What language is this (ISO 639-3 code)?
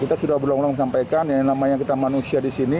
ind